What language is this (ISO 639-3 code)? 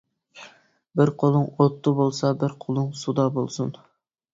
uig